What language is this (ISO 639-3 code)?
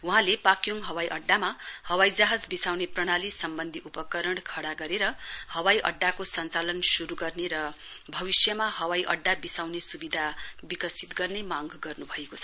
nep